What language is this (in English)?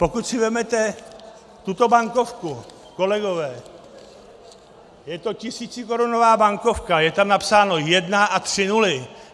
Czech